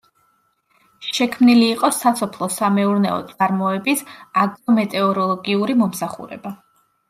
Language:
Georgian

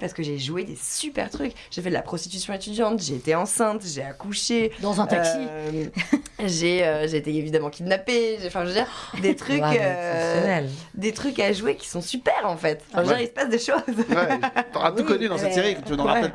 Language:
French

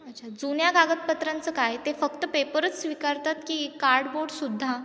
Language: Marathi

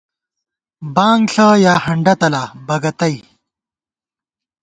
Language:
Gawar-Bati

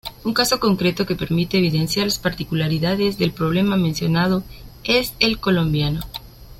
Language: Spanish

